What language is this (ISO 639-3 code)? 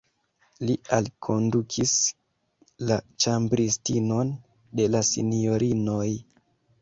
epo